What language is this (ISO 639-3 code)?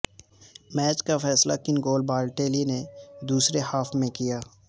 urd